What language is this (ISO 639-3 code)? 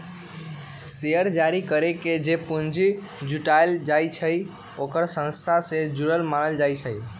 mag